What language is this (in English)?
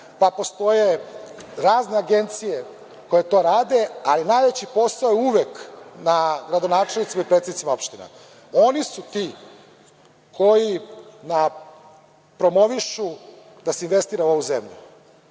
Serbian